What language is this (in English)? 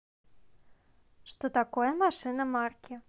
Russian